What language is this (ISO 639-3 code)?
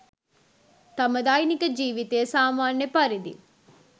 sin